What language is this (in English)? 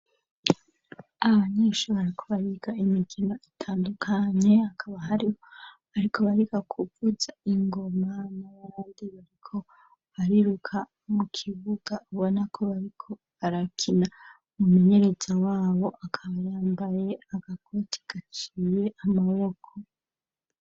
Rundi